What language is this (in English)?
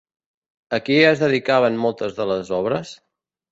Catalan